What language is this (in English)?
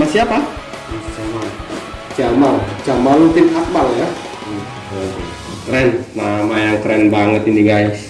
Indonesian